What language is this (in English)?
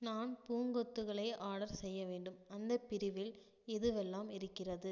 Tamil